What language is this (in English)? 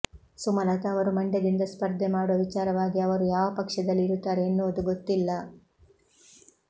Kannada